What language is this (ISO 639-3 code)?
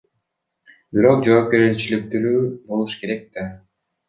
kir